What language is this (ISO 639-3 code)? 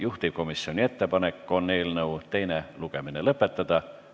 est